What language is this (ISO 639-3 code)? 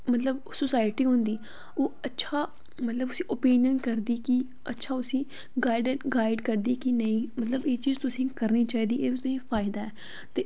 doi